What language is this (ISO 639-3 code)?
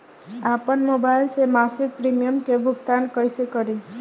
bho